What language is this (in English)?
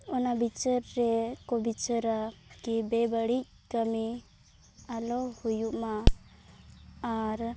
Santali